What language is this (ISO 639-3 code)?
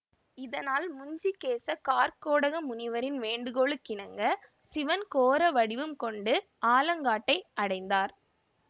tam